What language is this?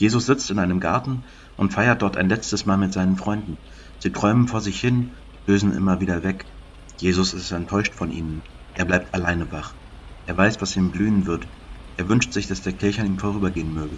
German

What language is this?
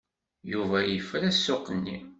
Kabyle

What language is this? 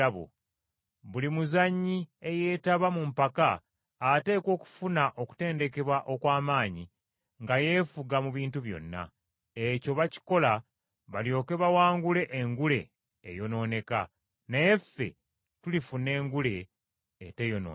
Ganda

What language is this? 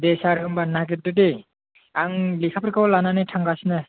Bodo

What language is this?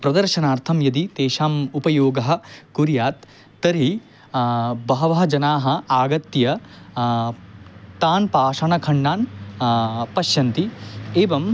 Sanskrit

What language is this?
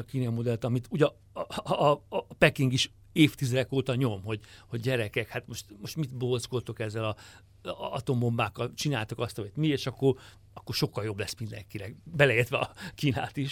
Hungarian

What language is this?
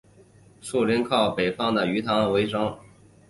Chinese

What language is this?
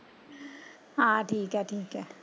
Punjabi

